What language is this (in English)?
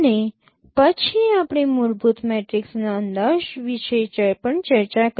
Gujarati